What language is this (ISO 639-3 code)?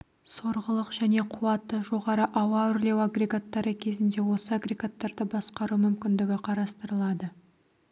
kaz